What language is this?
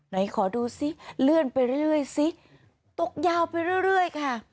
Thai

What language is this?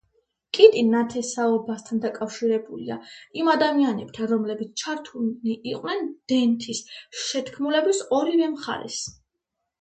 Georgian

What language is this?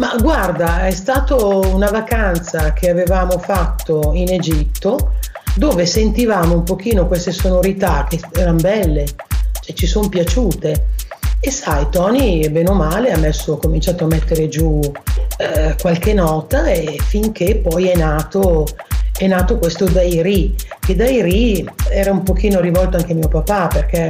Italian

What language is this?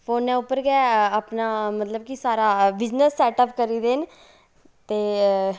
Dogri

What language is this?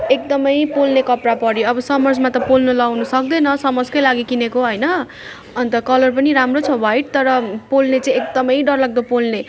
Nepali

